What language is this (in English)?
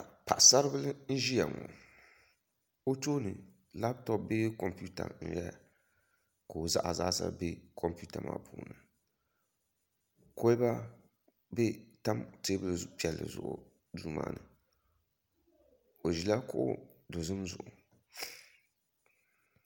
Dagbani